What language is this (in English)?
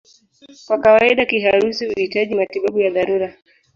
Swahili